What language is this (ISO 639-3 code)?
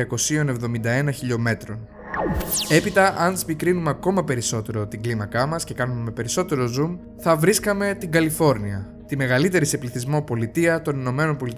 ell